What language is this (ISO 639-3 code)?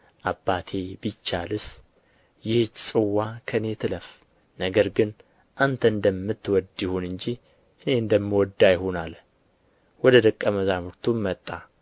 amh